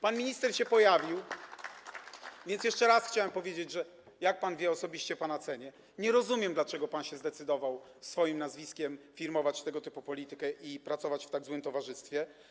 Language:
Polish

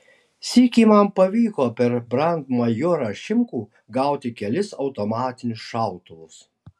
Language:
Lithuanian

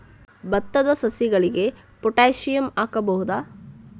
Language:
Kannada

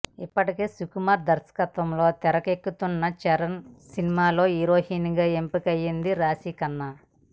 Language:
Telugu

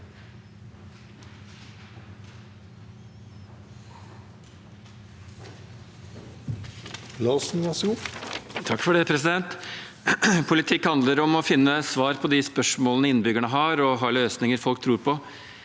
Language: Norwegian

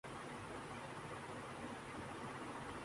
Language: Urdu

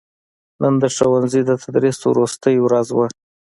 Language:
Pashto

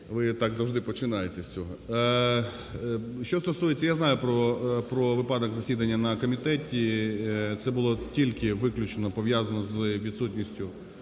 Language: Ukrainian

